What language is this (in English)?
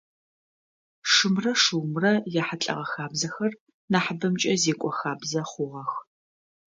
Adyghe